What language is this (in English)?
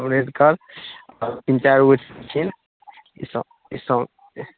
Maithili